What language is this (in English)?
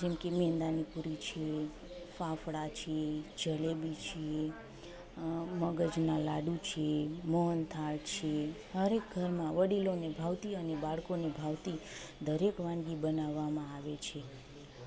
Gujarati